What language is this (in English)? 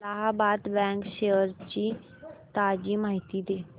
Marathi